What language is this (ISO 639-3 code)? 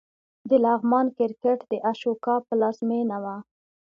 pus